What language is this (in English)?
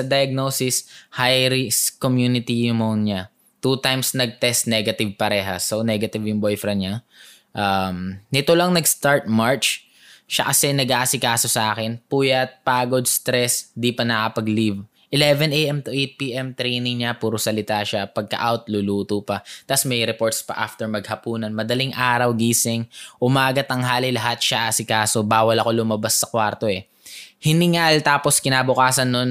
Filipino